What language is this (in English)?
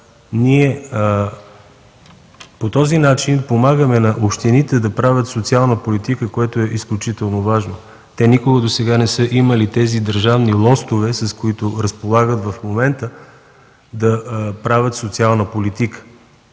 Bulgarian